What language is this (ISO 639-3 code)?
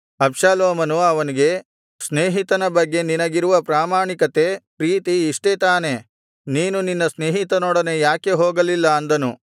kan